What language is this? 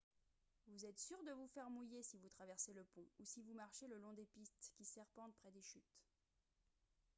French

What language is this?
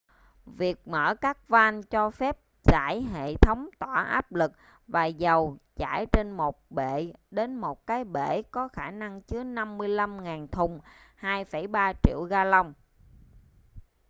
Vietnamese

